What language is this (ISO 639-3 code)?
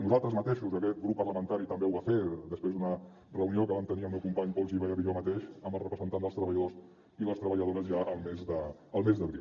cat